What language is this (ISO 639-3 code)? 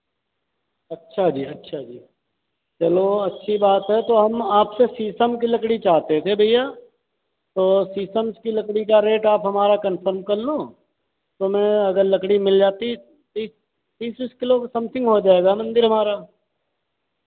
hin